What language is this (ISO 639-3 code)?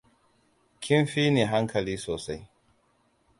hau